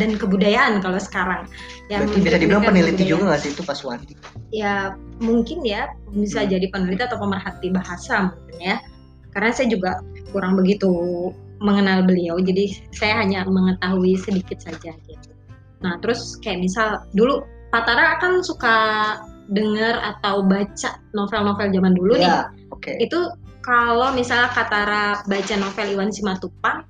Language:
Indonesian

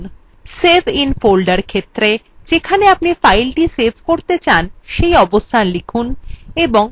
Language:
Bangla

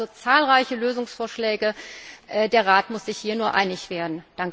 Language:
German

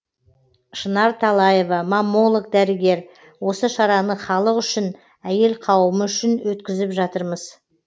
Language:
Kazakh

